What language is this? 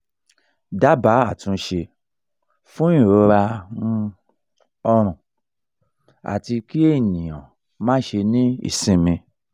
Yoruba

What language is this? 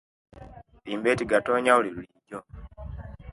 Kenyi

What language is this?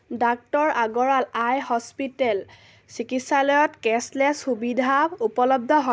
Assamese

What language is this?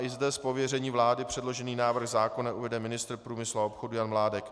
Czech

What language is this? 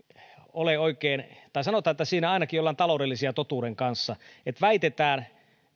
Finnish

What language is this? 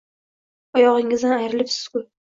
Uzbek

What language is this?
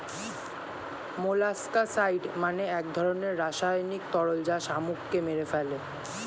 Bangla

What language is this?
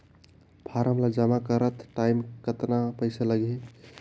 Chhattisgarhi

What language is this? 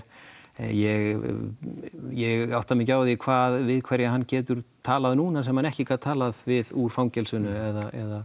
Icelandic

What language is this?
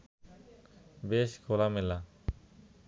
Bangla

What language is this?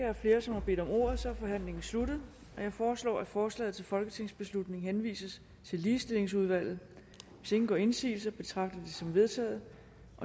Danish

